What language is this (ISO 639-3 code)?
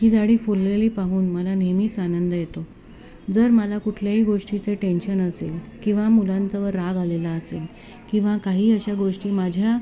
mar